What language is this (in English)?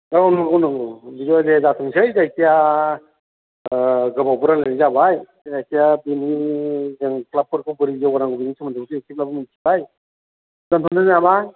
Bodo